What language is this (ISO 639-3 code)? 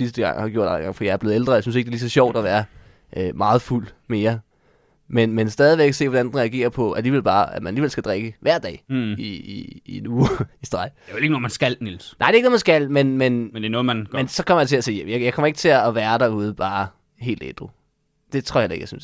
dan